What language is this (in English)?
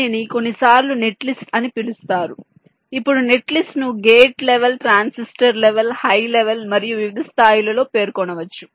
Telugu